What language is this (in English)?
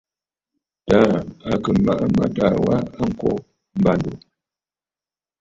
Bafut